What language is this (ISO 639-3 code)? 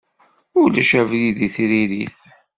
kab